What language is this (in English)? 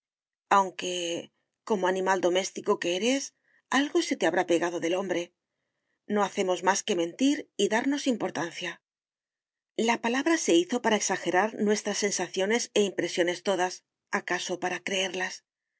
Spanish